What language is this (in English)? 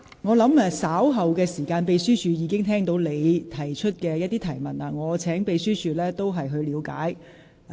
Cantonese